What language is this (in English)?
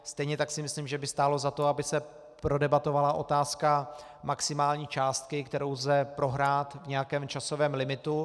Czech